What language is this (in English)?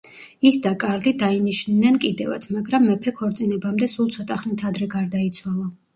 Georgian